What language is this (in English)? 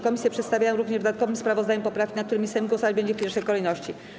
Polish